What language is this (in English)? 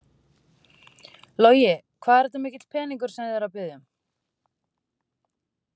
Icelandic